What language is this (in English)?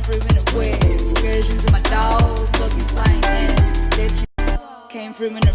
English